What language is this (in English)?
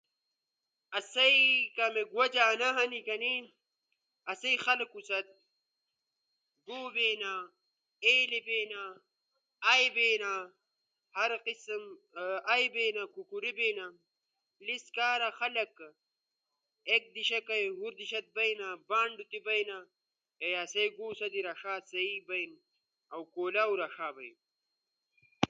Ushojo